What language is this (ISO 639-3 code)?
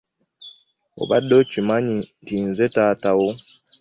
lug